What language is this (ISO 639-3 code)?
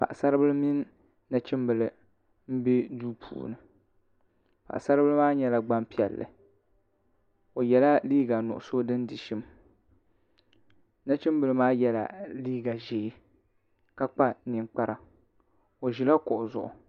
dag